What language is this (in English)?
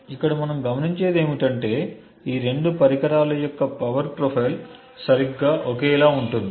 Telugu